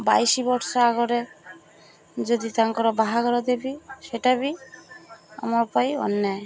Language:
Odia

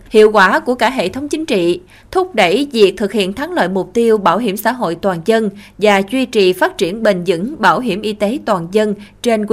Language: Vietnamese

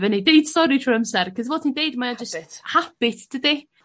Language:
Welsh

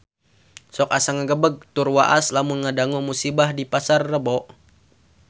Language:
Sundanese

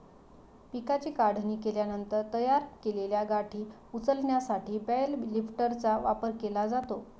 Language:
Marathi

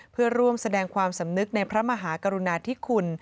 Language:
Thai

